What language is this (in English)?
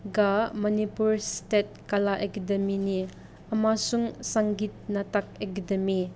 Manipuri